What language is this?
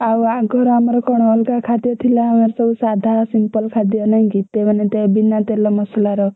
Odia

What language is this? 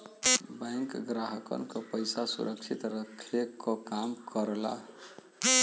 Bhojpuri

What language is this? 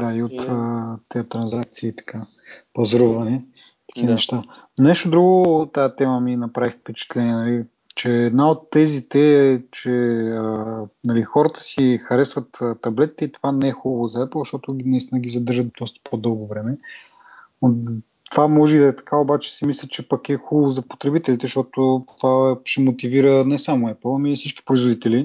Bulgarian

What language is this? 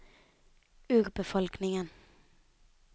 Norwegian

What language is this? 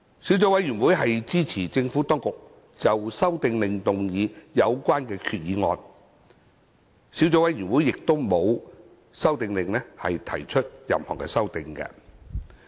Cantonese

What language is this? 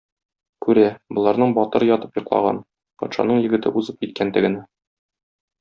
Tatar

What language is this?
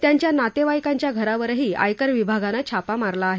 Marathi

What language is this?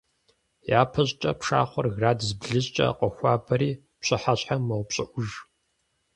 Kabardian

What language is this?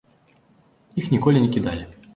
Belarusian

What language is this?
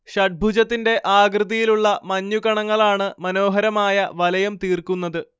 Malayalam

